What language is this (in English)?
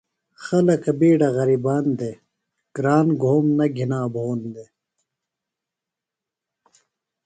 Phalura